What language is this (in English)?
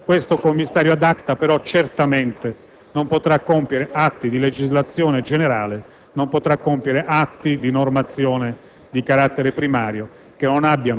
Italian